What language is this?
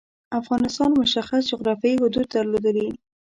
Pashto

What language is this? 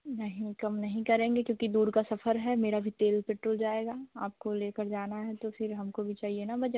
Hindi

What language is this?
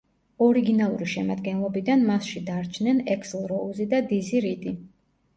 Georgian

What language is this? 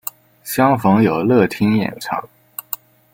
Chinese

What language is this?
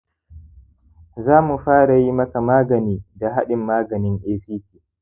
Hausa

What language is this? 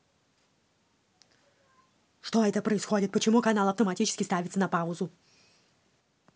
Russian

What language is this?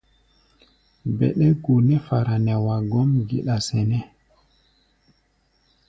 Gbaya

